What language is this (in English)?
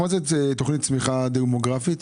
Hebrew